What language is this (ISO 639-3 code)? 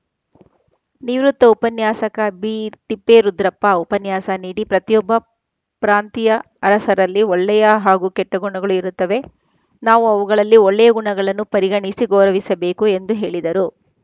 kan